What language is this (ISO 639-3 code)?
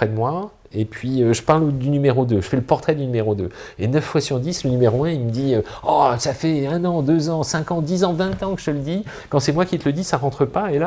fra